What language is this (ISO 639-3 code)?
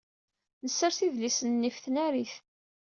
kab